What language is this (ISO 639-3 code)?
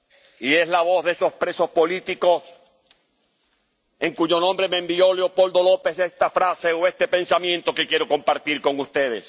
spa